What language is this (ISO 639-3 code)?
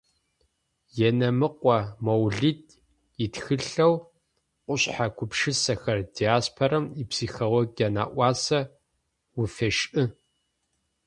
ady